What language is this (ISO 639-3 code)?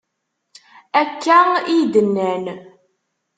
kab